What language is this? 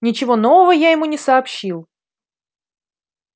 Russian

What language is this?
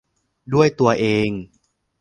Thai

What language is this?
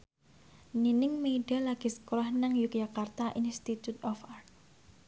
Javanese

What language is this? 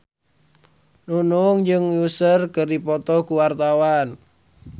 Sundanese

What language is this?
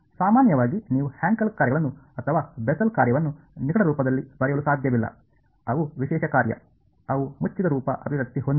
Kannada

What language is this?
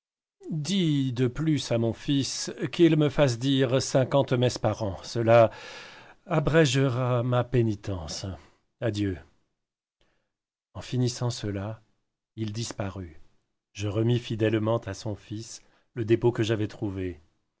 French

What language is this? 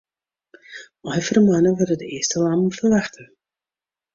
Western Frisian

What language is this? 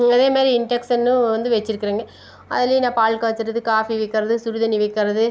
Tamil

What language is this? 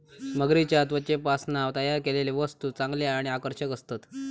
Marathi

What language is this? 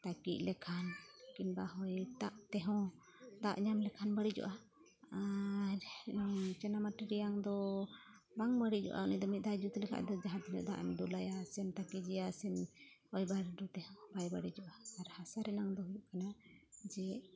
Santali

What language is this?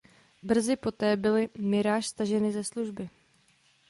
Czech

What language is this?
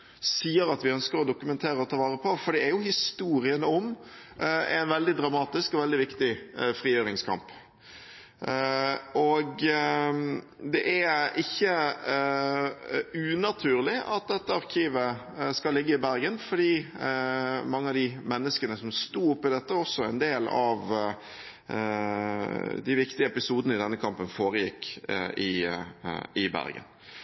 Norwegian Bokmål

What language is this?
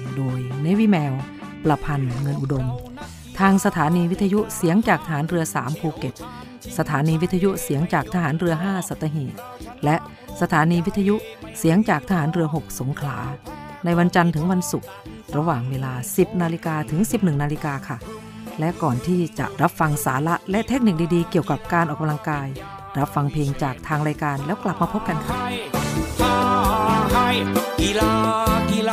Thai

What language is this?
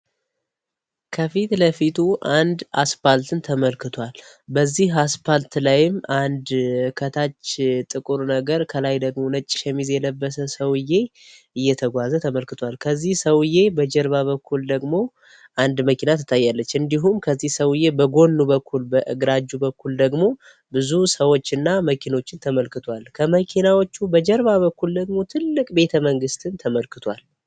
Amharic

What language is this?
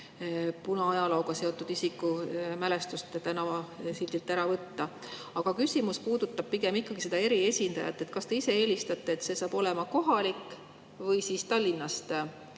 Estonian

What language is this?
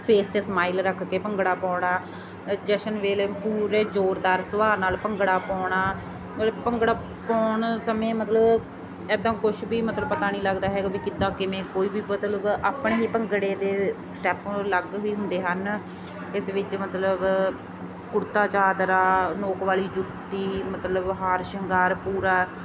Punjabi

